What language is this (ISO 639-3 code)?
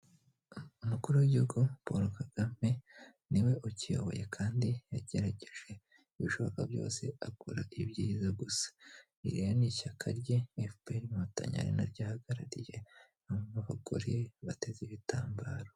kin